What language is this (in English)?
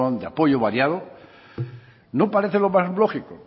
Spanish